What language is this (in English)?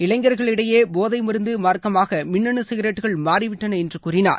Tamil